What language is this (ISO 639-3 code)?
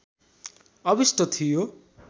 nep